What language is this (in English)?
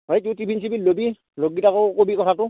Assamese